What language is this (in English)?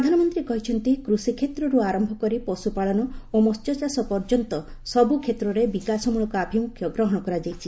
Odia